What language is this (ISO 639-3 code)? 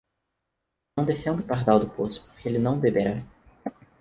por